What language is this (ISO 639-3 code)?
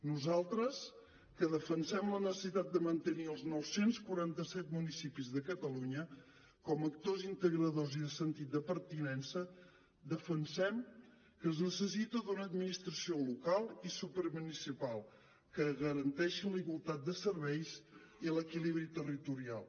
cat